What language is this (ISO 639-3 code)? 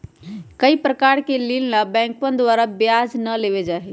mag